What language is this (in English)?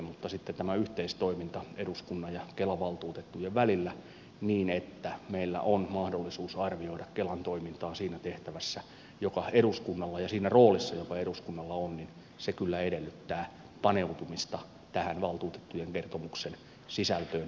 Finnish